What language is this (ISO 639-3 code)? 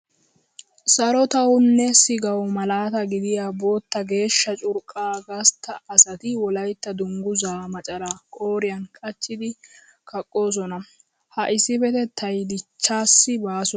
wal